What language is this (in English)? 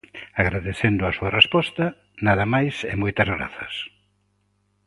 Galician